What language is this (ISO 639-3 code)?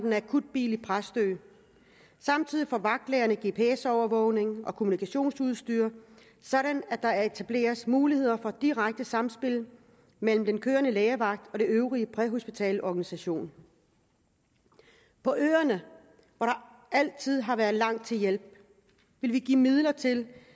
dan